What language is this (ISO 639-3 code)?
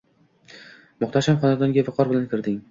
uzb